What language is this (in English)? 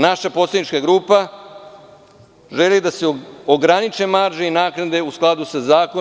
Serbian